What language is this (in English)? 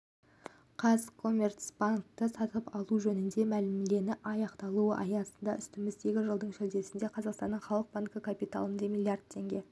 Kazakh